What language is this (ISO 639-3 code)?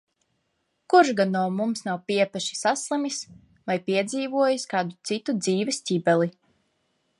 lav